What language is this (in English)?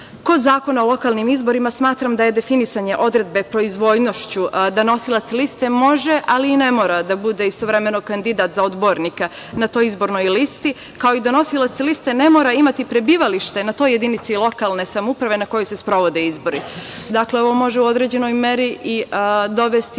Serbian